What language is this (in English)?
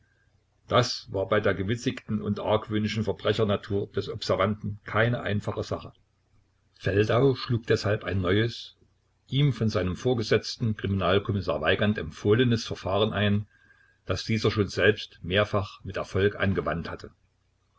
German